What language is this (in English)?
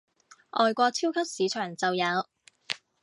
Cantonese